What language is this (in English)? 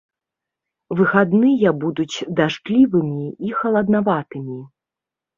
Belarusian